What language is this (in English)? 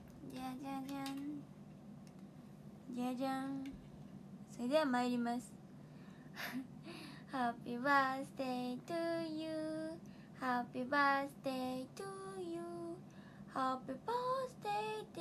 Japanese